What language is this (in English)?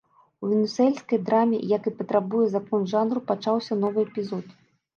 Belarusian